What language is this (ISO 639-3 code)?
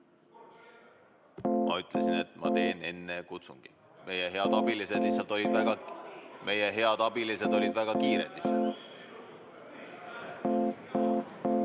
est